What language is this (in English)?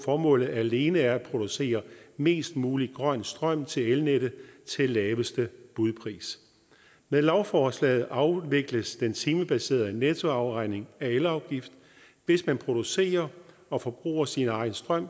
Danish